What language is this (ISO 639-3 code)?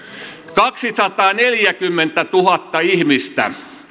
fin